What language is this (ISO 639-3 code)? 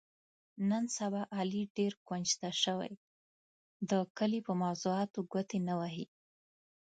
pus